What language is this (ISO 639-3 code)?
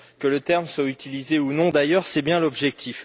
fra